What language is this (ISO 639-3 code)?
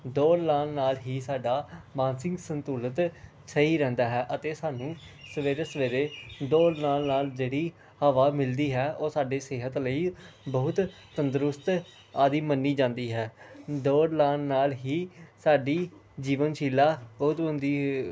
pan